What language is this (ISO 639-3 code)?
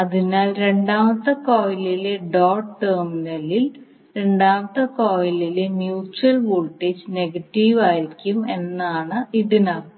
mal